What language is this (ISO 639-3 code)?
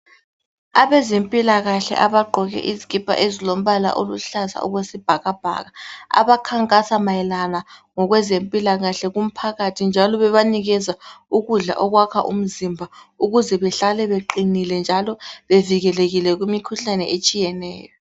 nde